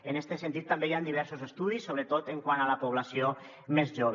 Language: Catalan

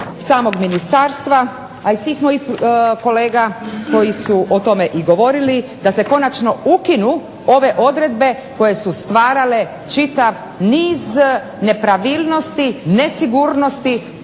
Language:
Croatian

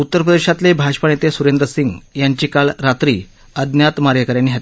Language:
Marathi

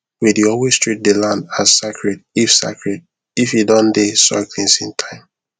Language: Nigerian Pidgin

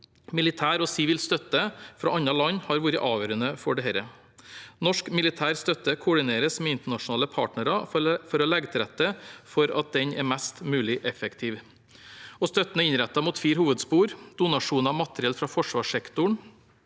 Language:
Norwegian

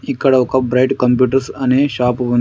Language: Telugu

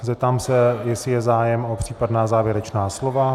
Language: Czech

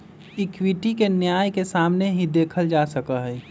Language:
Magahi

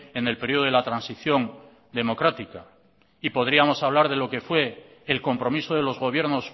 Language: Spanish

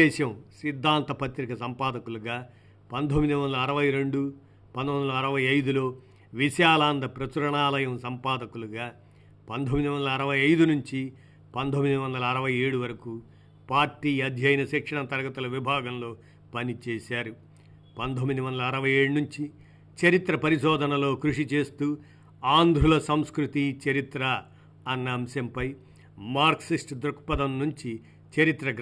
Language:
Telugu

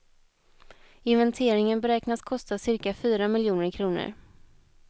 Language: Swedish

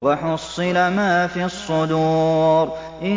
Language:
Arabic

